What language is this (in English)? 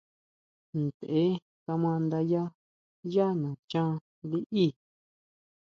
Huautla Mazatec